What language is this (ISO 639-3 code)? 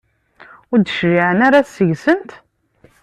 kab